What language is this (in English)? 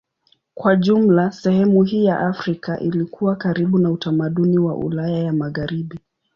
Swahili